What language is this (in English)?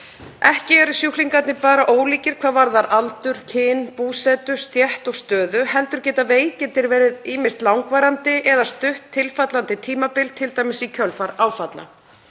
Icelandic